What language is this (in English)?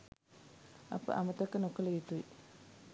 Sinhala